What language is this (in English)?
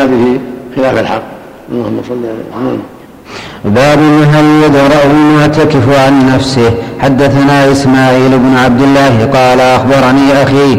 Arabic